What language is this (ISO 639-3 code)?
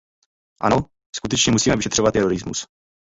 ces